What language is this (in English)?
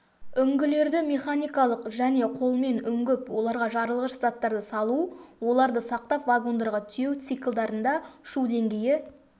Kazakh